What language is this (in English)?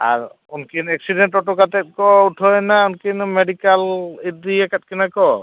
Santali